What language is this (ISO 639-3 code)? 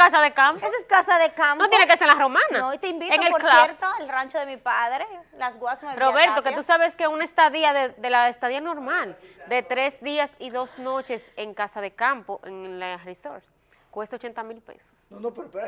spa